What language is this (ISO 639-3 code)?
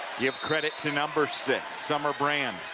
eng